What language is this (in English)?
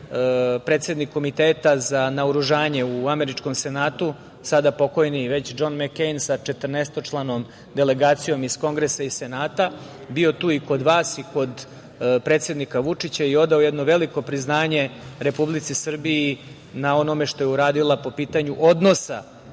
Serbian